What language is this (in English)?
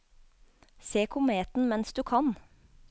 Norwegian